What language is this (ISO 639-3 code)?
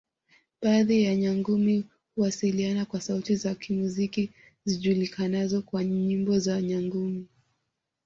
swa